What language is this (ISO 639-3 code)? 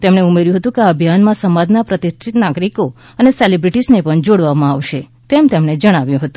guj